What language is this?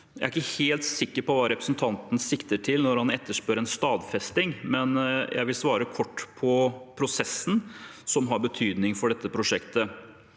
Norwegian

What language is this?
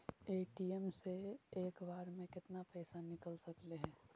Magahi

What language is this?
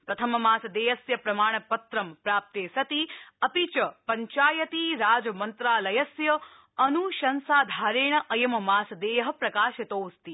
Sanskrit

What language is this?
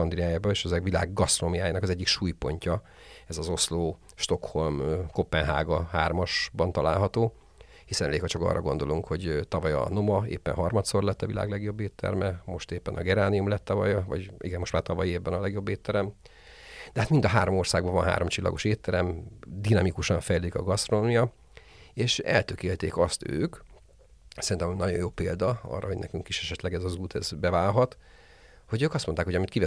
Hungarian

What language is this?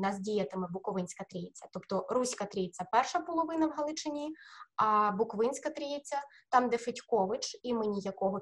Ukrainian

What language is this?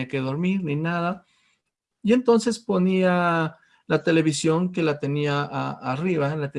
Spanish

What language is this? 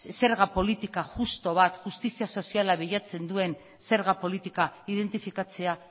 Basque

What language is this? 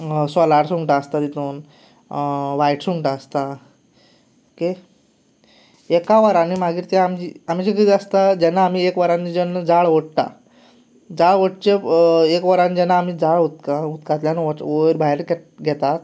Konkani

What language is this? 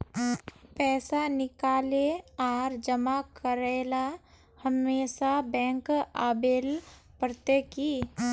Magahi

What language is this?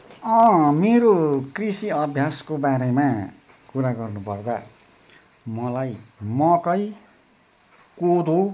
Nepali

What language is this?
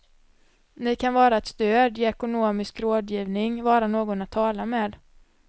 Swedish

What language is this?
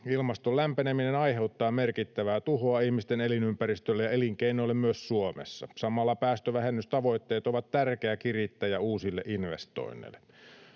Finnish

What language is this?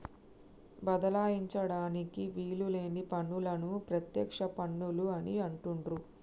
Telugu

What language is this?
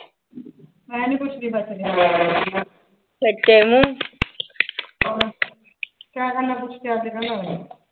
Punjabi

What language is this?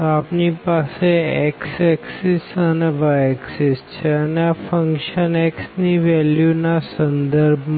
Gujarati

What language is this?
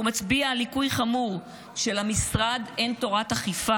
Hebrew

